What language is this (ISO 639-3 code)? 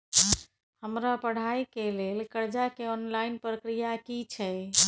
mai